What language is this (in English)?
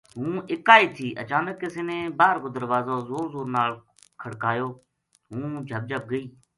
Gujari